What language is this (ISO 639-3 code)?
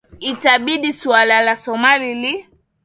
swa